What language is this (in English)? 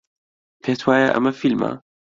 Central Kurdish